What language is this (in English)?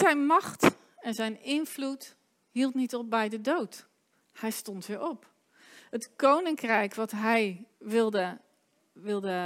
Dutch